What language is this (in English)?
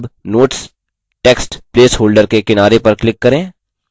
Hindi